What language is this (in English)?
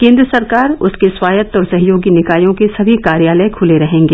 Hindi